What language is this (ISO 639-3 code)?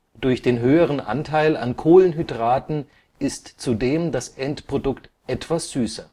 deu